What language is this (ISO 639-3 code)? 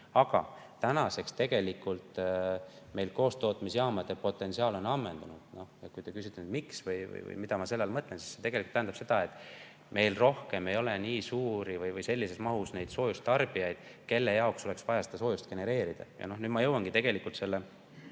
est